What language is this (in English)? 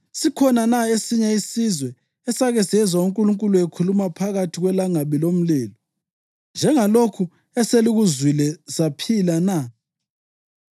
North Ndebele